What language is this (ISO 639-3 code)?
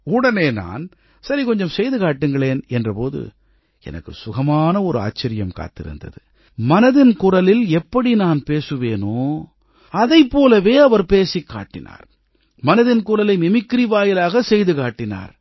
tam